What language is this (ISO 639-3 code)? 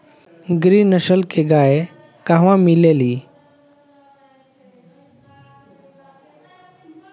bho